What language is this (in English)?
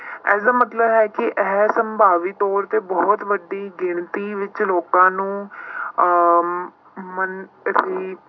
Punjabi